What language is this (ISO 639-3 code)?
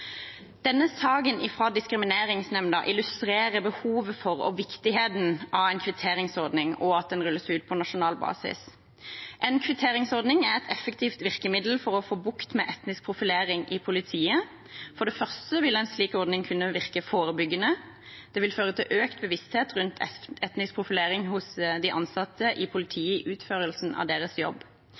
nob